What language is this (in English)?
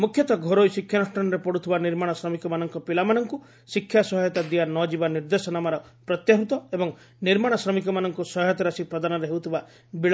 Odia